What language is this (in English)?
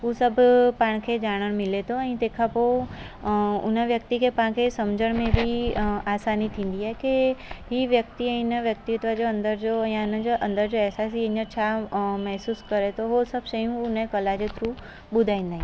Sindhi